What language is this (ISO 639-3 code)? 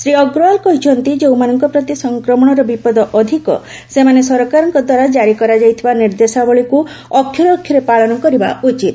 ori